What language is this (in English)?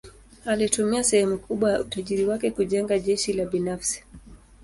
Swahili